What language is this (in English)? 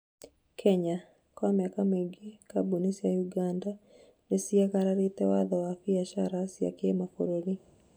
Kikuyu